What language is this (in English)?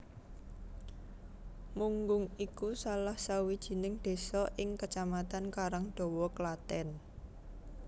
Javanese